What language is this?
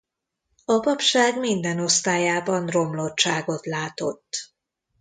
Hungarian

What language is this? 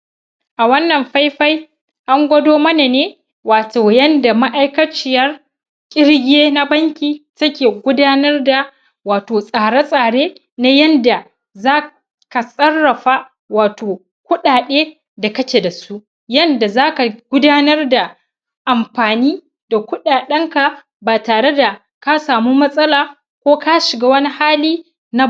Hausa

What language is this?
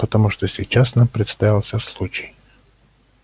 Russian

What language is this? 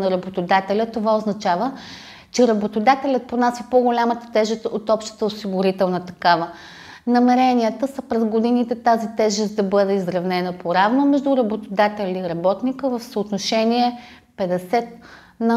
Bulgarian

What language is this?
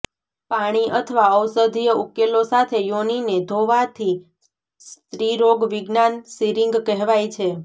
Gujarati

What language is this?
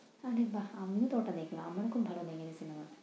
Bangla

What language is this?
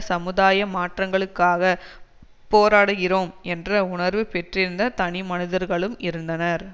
Tamil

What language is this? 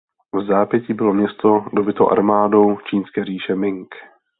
Czech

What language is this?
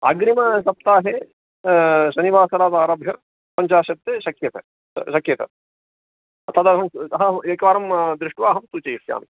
Sanskrit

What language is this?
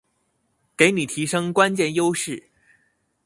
Chinese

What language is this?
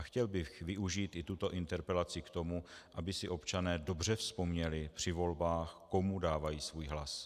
Czech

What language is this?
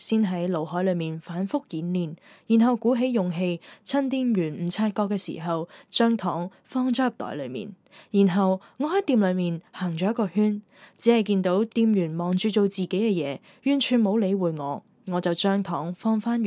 Chinese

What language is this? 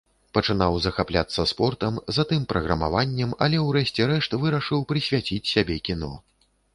Belarusian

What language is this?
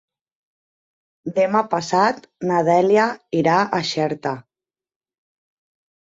Catalan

